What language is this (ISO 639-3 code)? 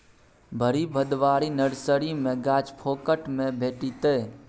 mai